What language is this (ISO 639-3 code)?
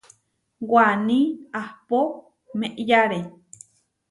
var